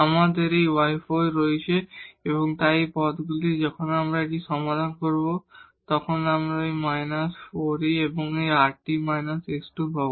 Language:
Bangla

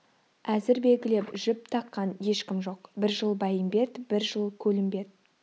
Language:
Kazakh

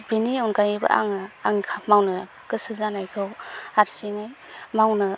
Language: Bodo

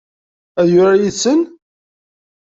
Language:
Kabyle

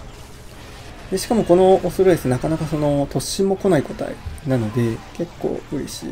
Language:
Japanese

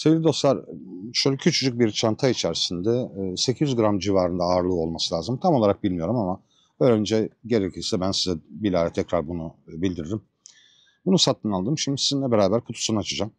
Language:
Turkish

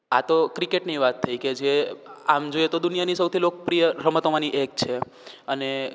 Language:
Gujarati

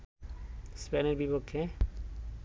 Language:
Bangla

